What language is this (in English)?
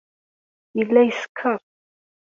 Kabyle